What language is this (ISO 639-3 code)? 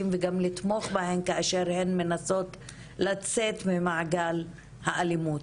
heb